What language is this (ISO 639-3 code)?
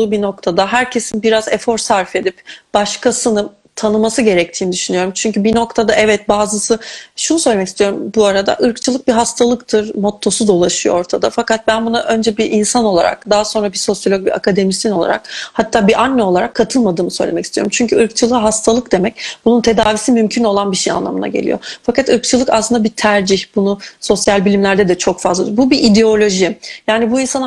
tur